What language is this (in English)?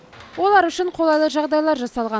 Kazakh